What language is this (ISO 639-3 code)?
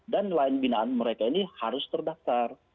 ind